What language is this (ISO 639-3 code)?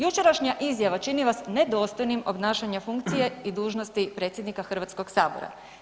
hrv